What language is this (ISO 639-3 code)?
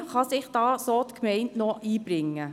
gsw